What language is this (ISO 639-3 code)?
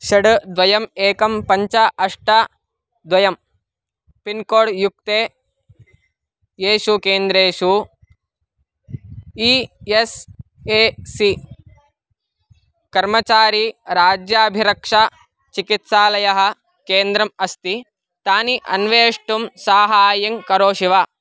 san